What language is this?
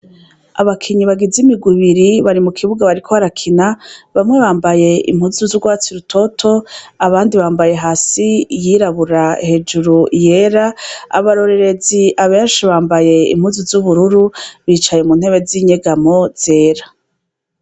Rundi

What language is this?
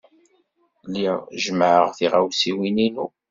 Kabyle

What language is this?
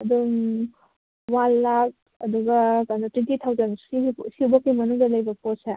Manipuri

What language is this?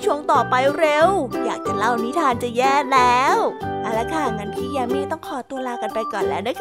Thai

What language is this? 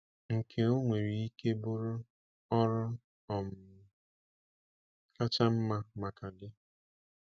Igbo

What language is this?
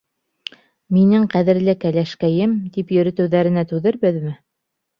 Bashkir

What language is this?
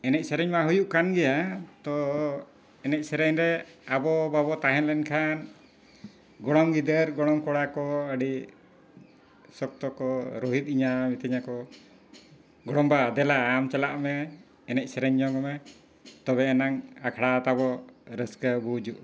Santali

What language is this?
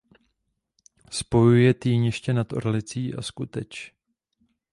Czech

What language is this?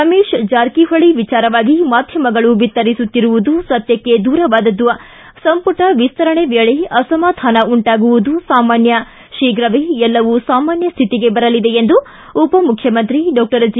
Kannada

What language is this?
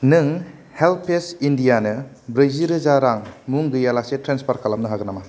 Bodo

